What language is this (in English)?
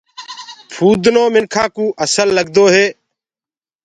Gurgula